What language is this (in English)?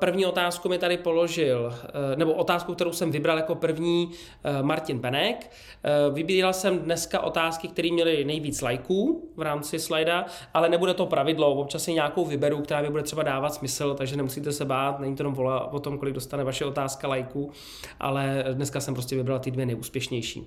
Czech